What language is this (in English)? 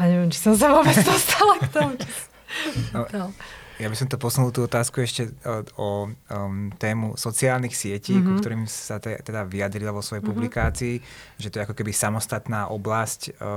Slovak